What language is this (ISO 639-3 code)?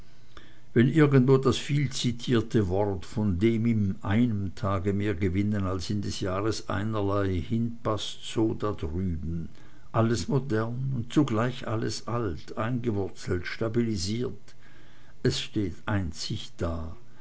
deu